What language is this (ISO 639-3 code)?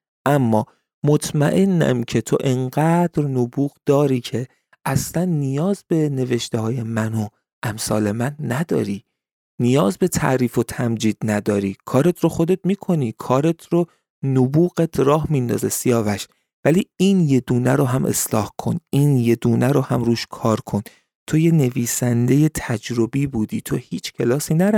fas